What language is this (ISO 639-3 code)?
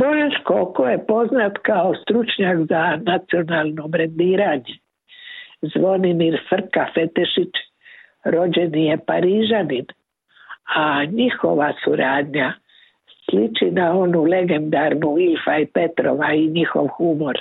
hrv